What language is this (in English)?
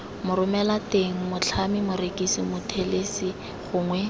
Tswana